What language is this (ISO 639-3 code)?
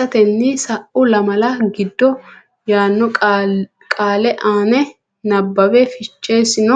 sid